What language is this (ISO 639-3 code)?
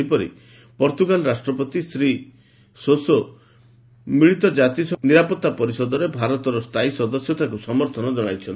ori